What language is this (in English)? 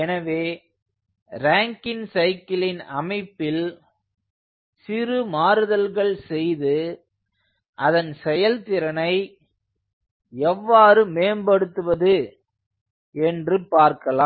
Tamil